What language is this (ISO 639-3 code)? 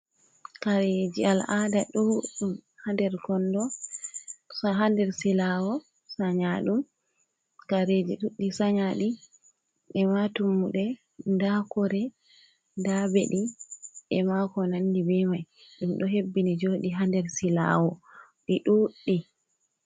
ful